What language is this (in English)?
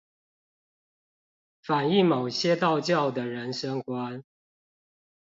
Chinese